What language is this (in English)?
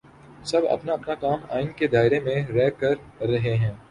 Urdu